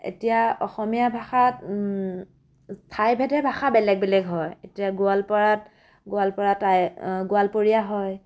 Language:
Assamese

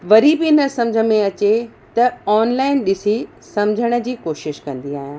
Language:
Sindhi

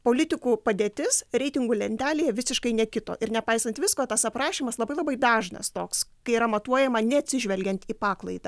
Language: Lithuanian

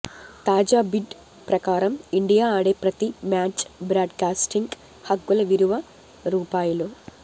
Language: Telugu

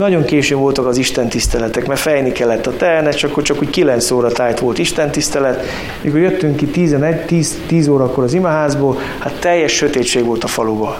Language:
Hungarian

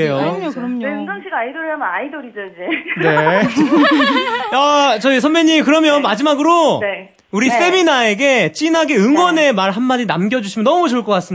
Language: Korean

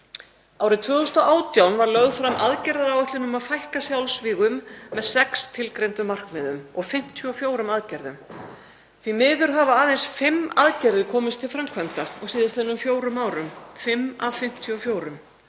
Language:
Icelandic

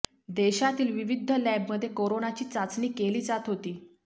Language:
Marathi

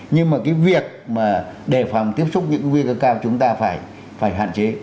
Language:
Vietnamese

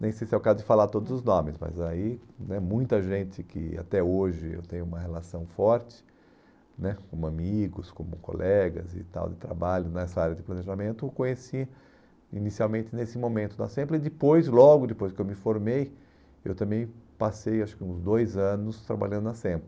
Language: Portuguese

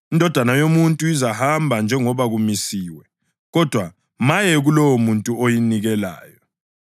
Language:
North Ndebele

